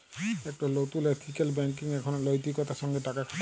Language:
Bangla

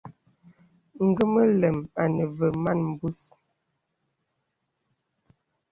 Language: Bebele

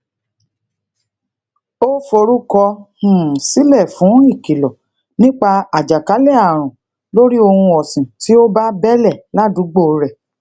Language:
Yoruba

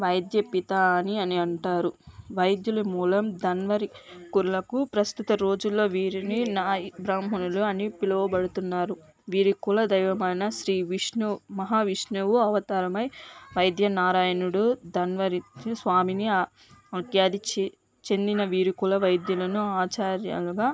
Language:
Telugu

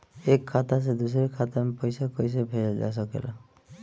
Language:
Bhojpuri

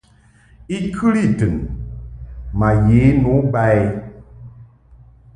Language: Mungaka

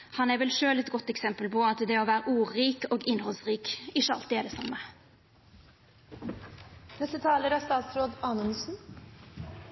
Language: Norwegian Nynorsk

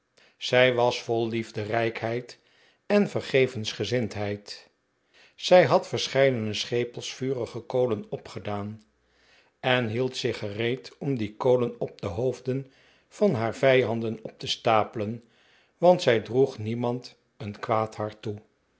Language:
Dutch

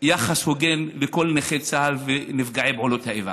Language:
Hebrew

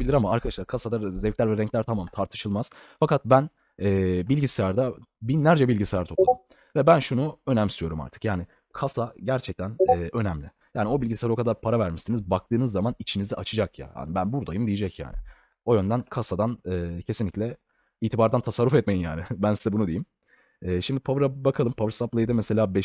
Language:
Turkish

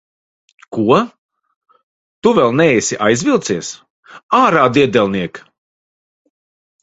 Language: Latvian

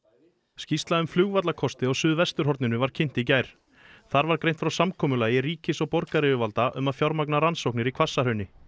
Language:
Icelandic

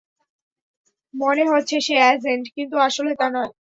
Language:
Bangla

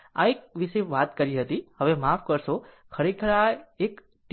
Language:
Gujarati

